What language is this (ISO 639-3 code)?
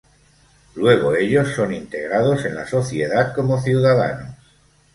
spa